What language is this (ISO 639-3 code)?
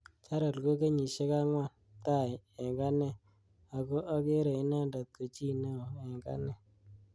kln